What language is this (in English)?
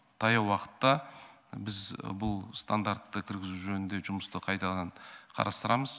Kazakh